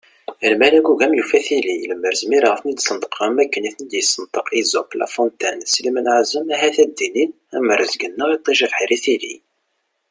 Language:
Kabyle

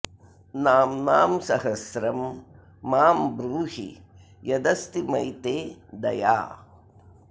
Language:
Sanskrit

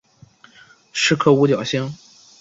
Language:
Chinese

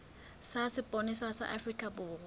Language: Southern Sotho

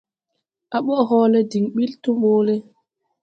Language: Tupuri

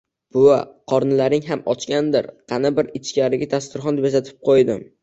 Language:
Uzbek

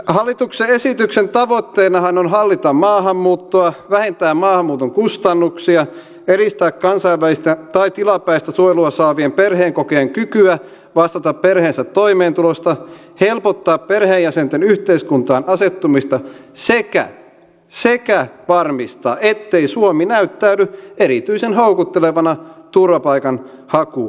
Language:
Finnish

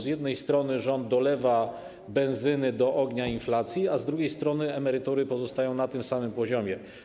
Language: Polish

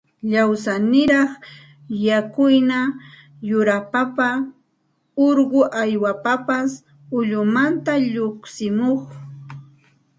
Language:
Santa Ana de Tusi Pasco Quechua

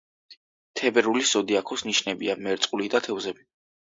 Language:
Georgian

